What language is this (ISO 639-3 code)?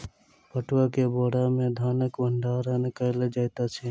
mai